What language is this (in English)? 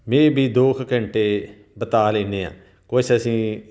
Punjabi